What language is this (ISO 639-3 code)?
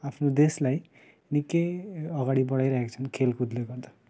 nep